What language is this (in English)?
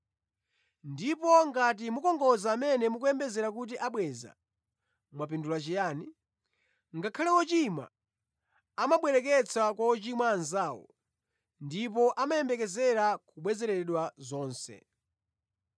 Nyanja